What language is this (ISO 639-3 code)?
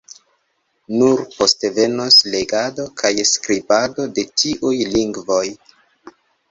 epo